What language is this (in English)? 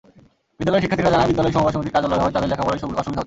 Bangla